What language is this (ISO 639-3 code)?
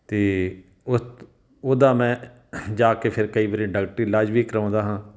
pan